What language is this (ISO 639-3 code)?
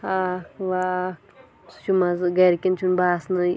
kas